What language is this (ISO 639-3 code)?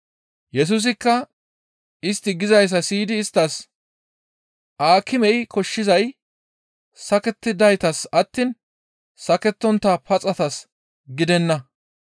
gmv